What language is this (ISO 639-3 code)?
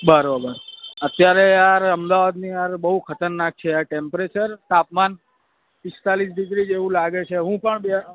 guj